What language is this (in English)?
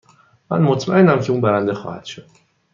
Persian